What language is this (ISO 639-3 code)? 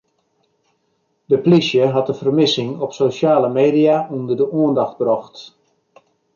fry